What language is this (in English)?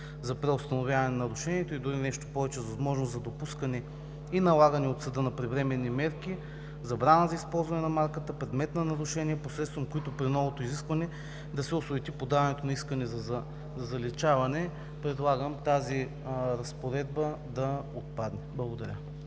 Bulgarian